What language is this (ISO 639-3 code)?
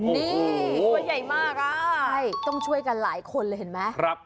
tha